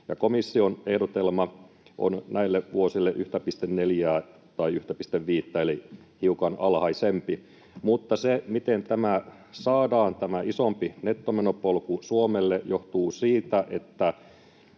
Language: Finnish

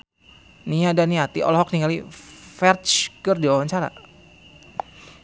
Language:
Sundanese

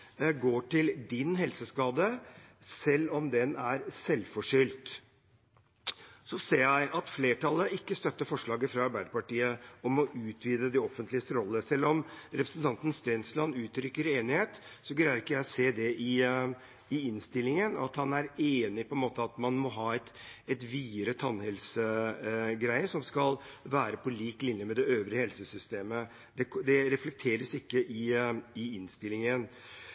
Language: Norwegian Bokmål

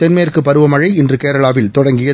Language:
Tamil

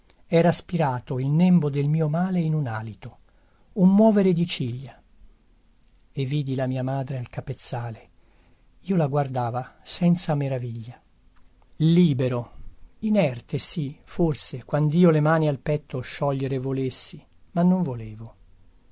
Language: Italian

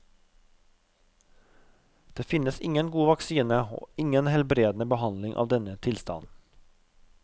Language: Norwegian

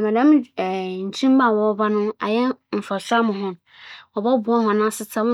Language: Akan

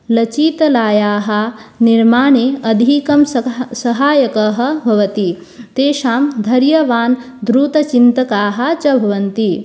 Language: Sanskrit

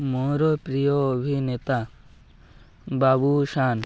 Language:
Odia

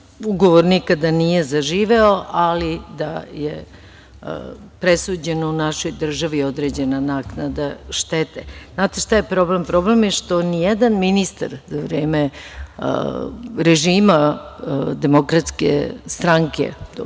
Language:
Serbian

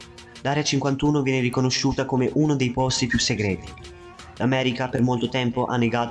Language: Italian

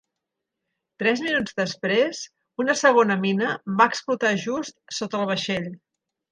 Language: Catalan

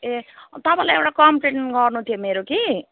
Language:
Nepali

